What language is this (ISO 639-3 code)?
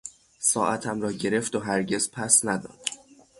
fas